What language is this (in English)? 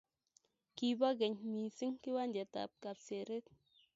Kalenjin